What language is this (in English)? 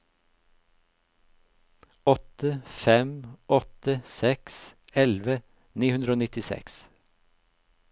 Norwegian